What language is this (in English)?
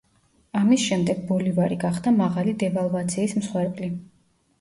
Georgian